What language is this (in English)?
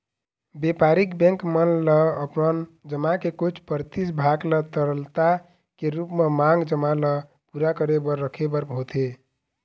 Chhattisgarhi